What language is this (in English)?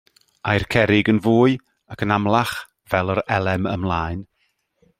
Welsh